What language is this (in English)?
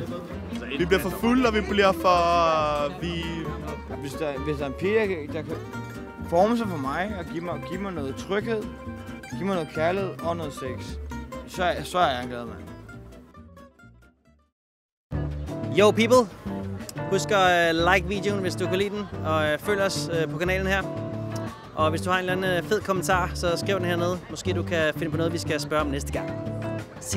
Danish